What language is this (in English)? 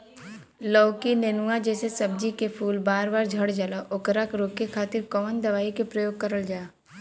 Bhojpuri